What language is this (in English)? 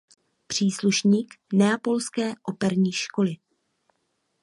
Czech